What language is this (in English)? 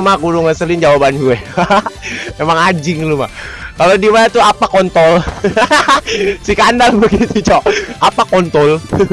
Indonesian